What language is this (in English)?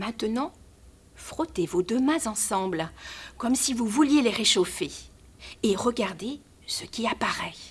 French